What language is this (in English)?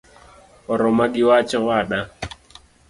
Luo (Kenya and Tanzania)